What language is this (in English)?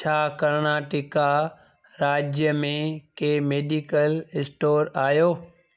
Sindhi